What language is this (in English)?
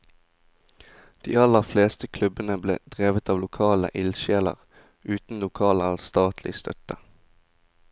Norwegian